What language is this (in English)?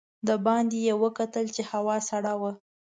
Pashto